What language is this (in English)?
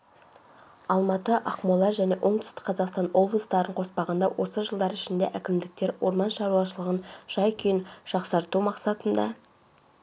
Kazakh